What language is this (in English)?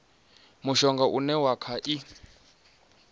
Venda